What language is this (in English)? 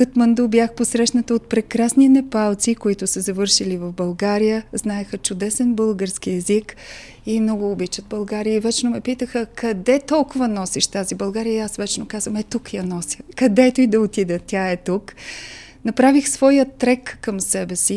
Bulgarian